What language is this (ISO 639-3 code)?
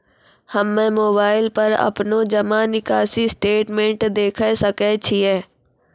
mai